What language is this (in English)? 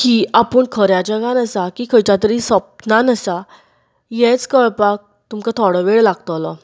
Konkani